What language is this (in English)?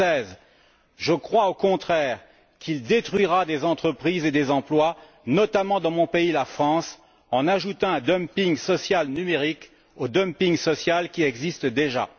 French